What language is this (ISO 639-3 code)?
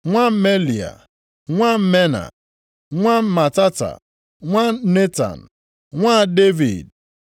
ibo